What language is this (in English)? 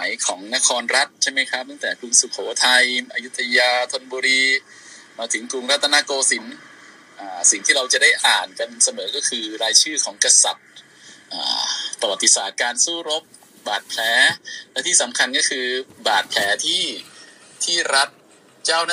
Thai